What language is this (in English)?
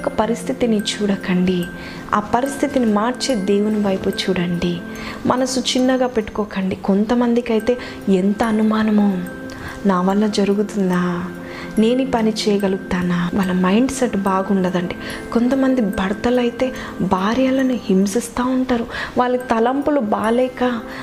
Telugu